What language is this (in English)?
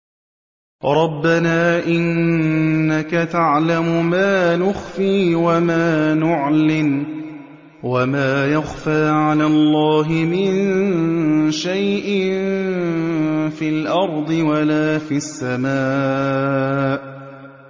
Arabic